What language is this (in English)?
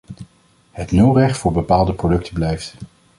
Dutch